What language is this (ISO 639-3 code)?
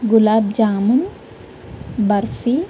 tel